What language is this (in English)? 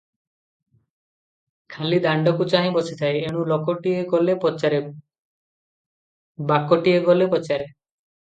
Odia